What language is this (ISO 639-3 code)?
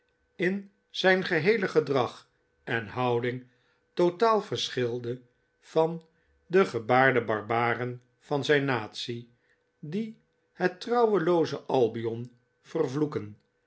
nld